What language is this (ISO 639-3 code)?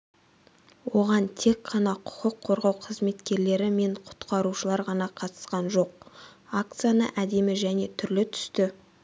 kaz